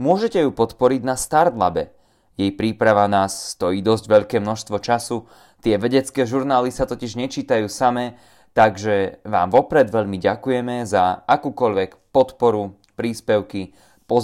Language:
Slovak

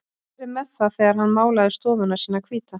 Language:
Icelandic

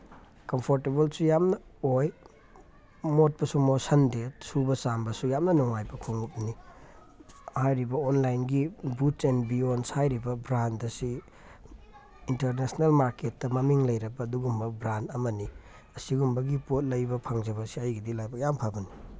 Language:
Manipuri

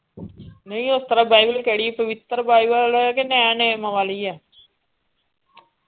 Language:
Punjabi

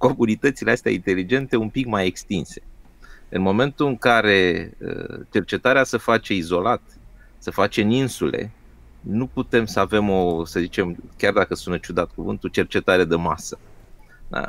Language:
Romanian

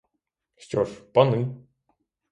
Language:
Ukrainian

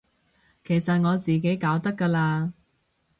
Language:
Cantonese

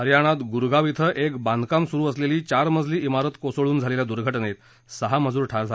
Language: Marathi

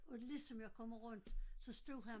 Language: Danish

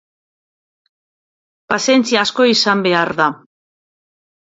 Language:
Basque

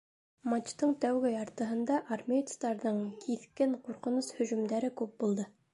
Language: Bashkir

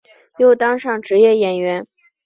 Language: Chinese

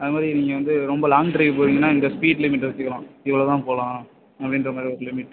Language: Tamil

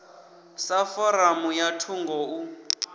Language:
Venda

